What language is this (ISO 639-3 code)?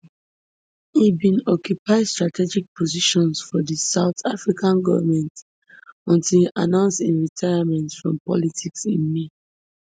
pcm